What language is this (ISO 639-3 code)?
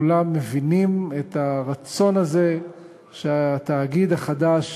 heb